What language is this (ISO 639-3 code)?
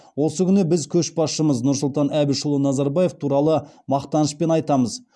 kaz